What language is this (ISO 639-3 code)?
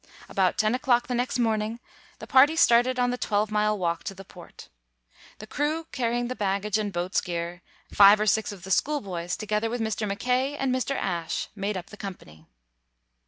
eng